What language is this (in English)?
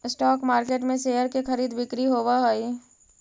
Magahi